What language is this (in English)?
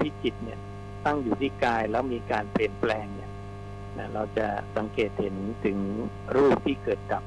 Thai